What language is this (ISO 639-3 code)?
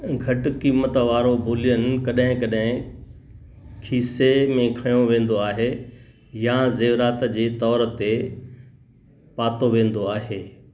snd